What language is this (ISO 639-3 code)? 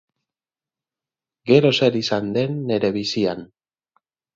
eus